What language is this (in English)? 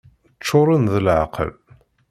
Kabyle